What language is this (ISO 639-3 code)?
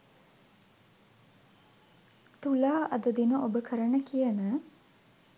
sin